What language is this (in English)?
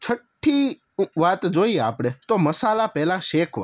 Gujarati